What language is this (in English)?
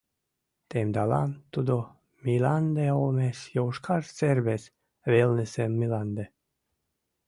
Mari